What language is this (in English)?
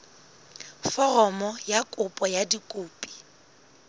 Southern Sotho